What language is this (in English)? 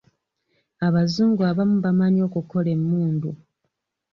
Ganda